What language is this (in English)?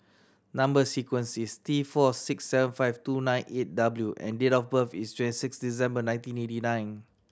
English